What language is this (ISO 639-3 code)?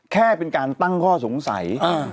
tha